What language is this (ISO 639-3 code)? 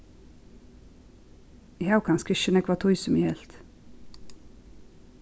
fao